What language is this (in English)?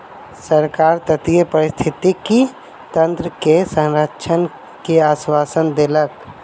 Maithili